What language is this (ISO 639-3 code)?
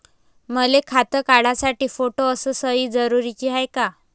mar